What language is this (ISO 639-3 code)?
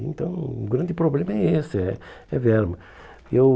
por